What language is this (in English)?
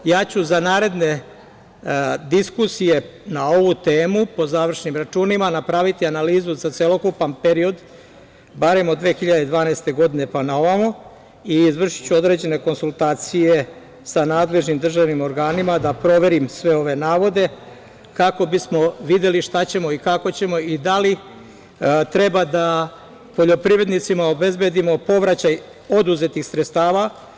Serbian